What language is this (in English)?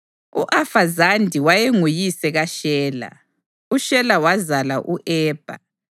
North Ndebele